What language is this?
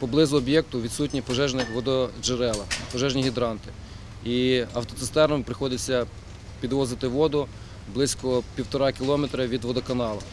Ukrainian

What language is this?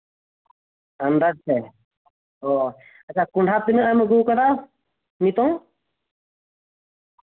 Santali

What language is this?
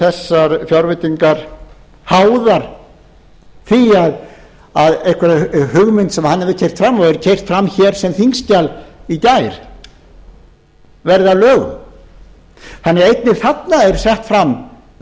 Icelandic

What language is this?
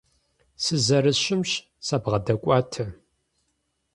Kabardian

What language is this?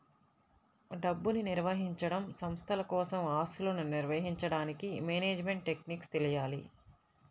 Telugu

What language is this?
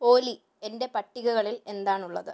Malayalam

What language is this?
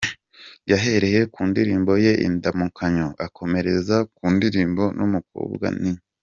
Kinyarwanda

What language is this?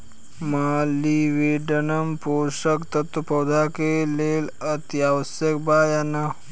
Bhojpuri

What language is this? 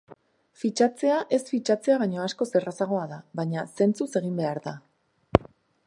Basque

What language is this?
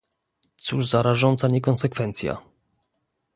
Polish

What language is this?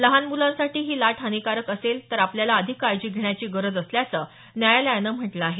Marathi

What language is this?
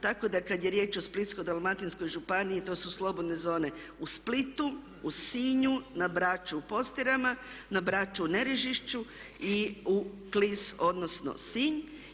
Croatian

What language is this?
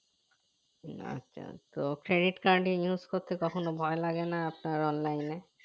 Bangla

